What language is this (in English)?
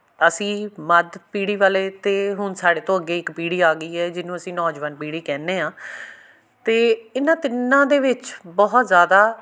Punjabi